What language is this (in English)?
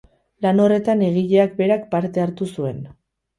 Basque